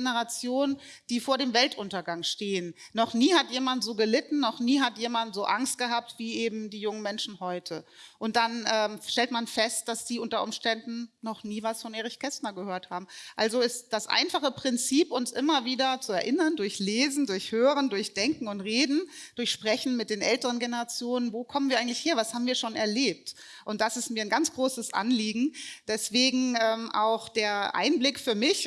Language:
German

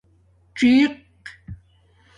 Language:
Domaaki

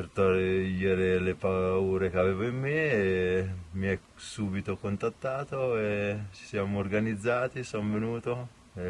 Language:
Italian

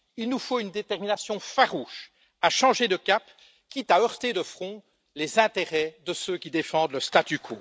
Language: French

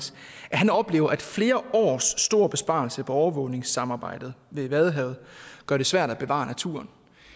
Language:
Danish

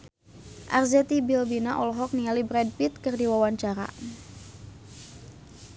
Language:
Sundanese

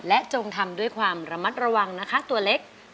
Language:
Thai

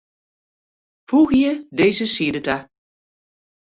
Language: Western Frisian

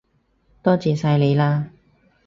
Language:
Cantonese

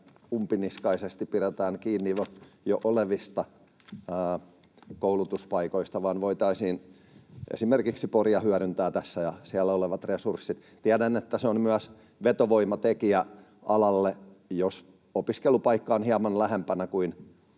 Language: Finnish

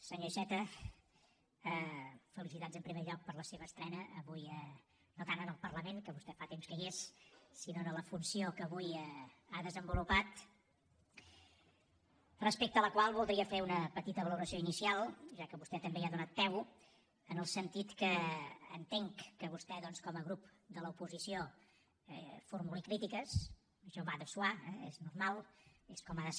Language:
Catalan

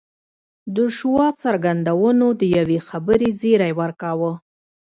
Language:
Pashto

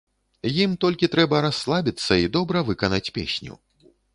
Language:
Belarusian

